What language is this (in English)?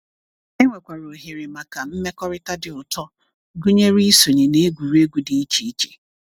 Igbo